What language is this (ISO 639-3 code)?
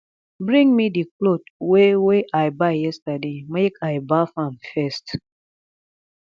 pcm